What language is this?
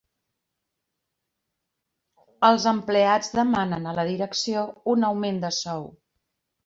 Catalan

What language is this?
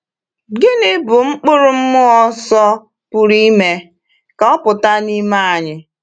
Igbo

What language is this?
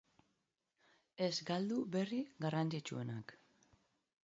Basque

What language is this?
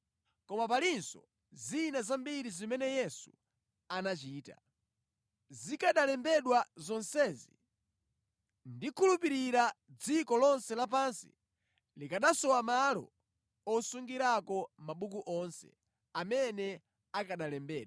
Nyanja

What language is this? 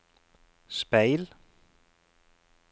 Norwegian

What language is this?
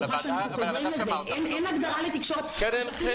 Hebrew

